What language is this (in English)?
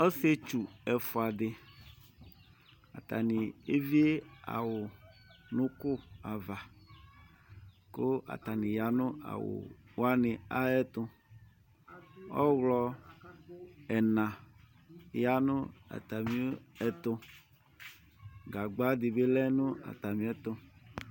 Ikposo